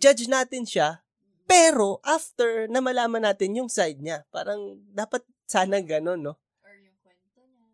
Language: Filipino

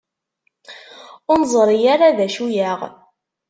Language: Kabyle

